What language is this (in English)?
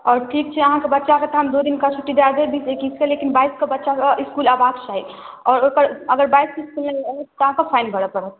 Maithili